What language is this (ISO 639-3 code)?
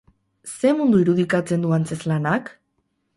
eus